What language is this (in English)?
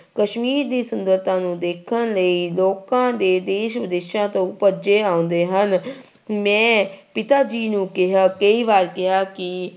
Punjabi